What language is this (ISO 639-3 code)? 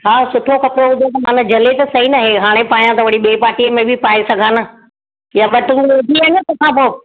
snd